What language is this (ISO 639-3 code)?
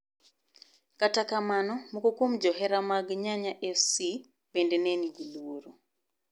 luo